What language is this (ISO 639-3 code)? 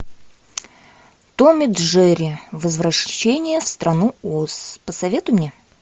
rus